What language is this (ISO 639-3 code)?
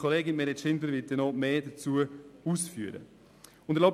gsw